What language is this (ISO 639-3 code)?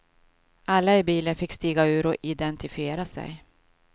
swe